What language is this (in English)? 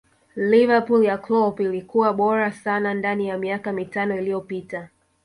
Swahili